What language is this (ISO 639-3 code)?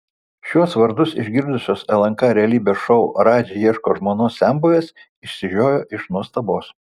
lit